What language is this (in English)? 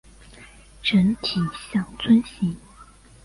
Chinese